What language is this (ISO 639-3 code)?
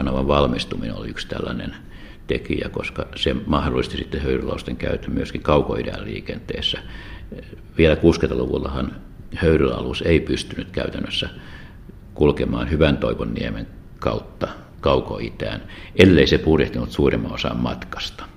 fin